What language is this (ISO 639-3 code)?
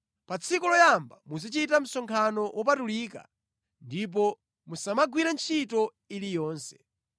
nya